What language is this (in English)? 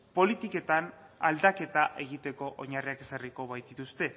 Basque